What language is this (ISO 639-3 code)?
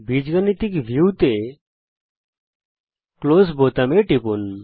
ben